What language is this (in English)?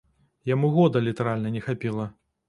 Belarusian